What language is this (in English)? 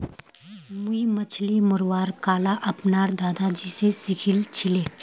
Magahi